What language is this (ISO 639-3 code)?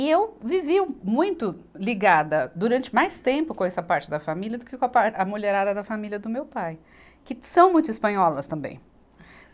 por